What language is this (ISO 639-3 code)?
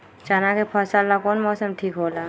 mag